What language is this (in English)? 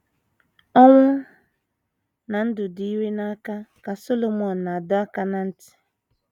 Igbo